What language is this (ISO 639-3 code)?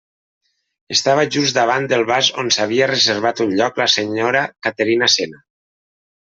cat